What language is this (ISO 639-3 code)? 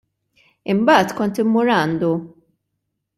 mlt